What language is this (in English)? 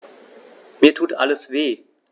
German